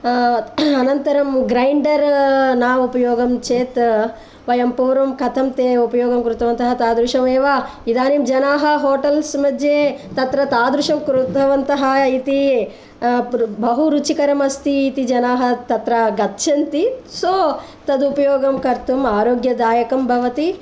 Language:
Sanskrit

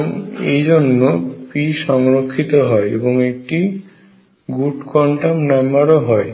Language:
Bangla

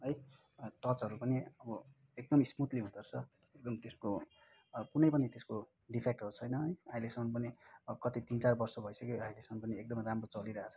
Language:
Nepali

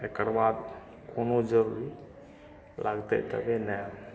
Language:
Maithili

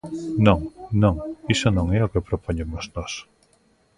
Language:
Galician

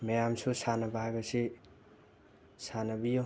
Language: Manipuri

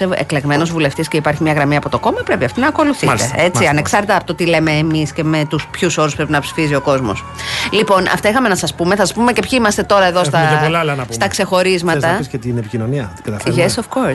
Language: Greek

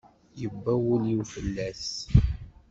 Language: Kabyle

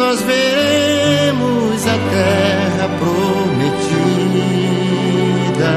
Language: Portuguese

